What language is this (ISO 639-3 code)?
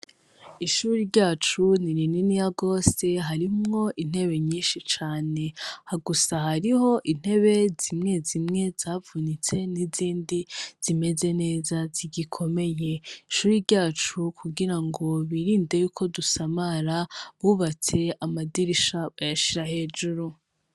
run